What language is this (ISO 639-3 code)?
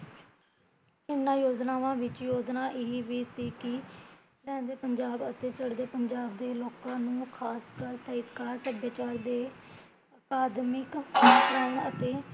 pan